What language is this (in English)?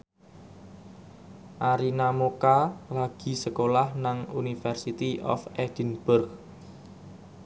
Javanese